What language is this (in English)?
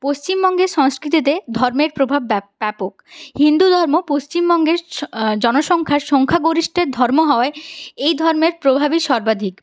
Bangla